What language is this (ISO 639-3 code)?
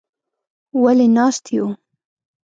pus